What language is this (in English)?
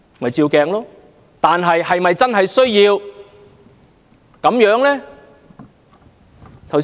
Cantonese